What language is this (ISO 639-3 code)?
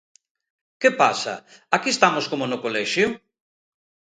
glg